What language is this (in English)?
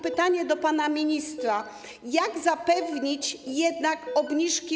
Polish